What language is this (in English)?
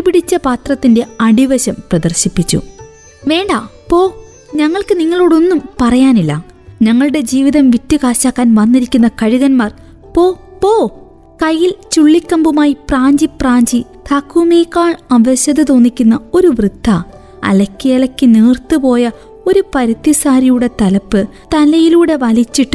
Malayalam